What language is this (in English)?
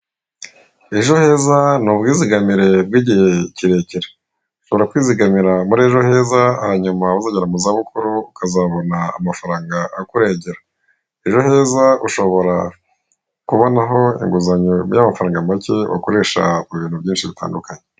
Kinyarwanda